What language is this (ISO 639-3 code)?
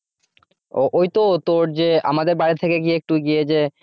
ben